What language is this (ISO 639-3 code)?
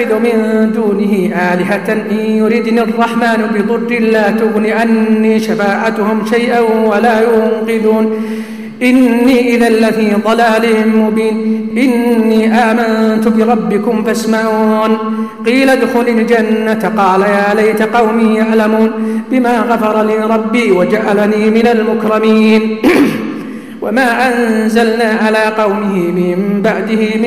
ara